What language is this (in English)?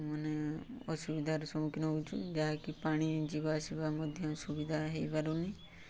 Odia